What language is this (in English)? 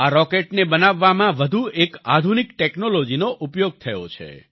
Gujarati